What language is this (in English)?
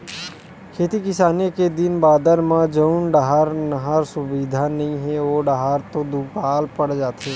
Chhattisgarhi